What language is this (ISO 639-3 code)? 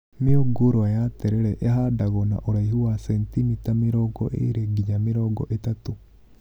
kik